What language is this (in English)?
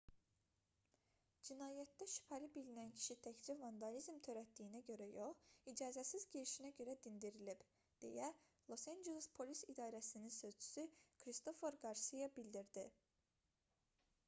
Azerbaijani